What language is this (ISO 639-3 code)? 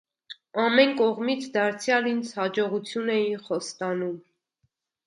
hye